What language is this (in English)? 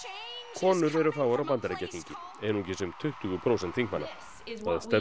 Icelandic